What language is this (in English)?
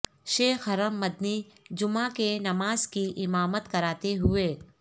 Urdu